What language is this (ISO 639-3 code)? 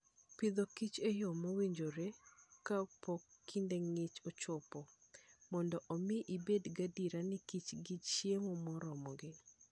luo